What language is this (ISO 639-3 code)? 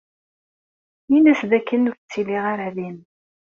kab